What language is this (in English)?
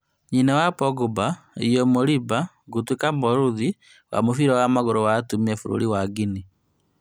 Kikuyu